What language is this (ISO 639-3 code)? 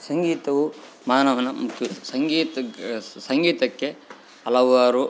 kan